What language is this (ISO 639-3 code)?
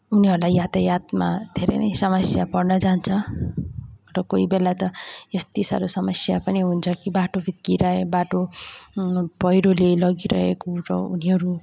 nep